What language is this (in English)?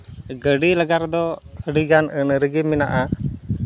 Santali